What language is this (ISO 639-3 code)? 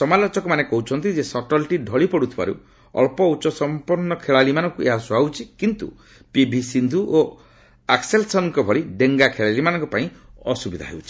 ori